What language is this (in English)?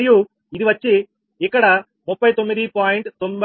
Telugu